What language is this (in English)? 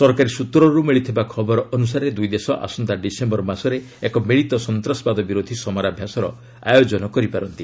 Odia